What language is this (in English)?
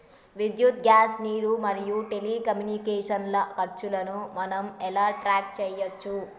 Telugu